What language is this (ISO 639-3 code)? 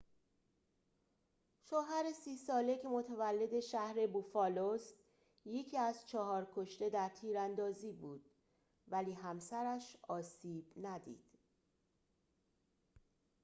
fas